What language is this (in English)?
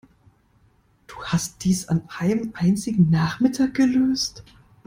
German